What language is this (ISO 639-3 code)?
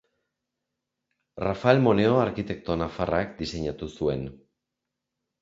eus